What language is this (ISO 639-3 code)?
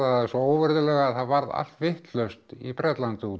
isl